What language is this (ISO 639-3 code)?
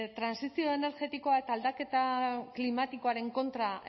eus